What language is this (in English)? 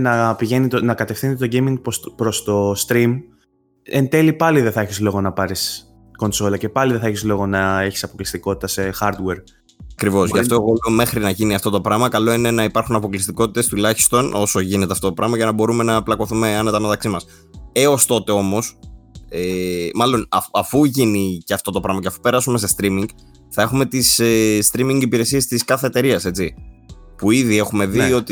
Greek